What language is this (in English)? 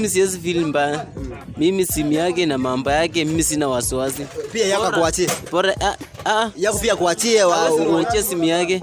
Swahili